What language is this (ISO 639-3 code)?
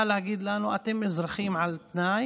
heb